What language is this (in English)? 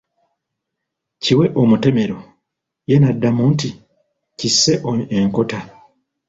Ganda